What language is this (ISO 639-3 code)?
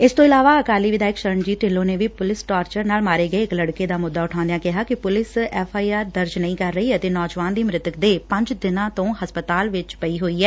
pan